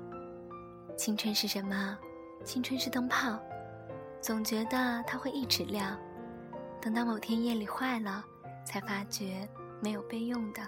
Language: Chinese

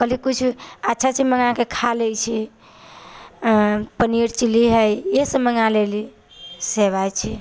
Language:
Maithili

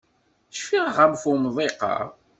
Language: Kabyle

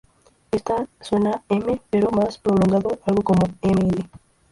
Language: Spanish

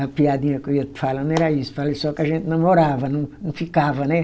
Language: Portuguese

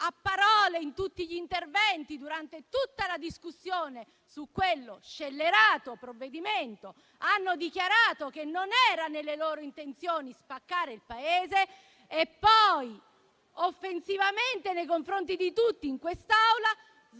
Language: Italian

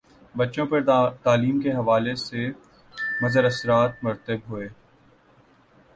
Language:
Urdu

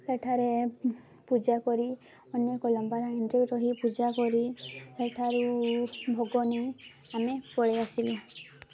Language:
Odia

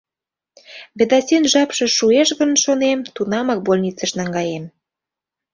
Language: Mari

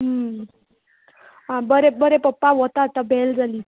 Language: Konkani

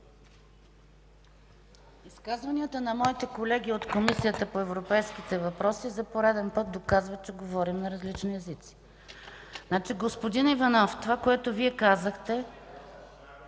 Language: Bulgarian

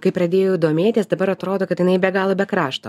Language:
Lithuanian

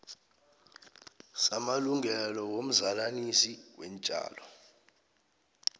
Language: South Ndebele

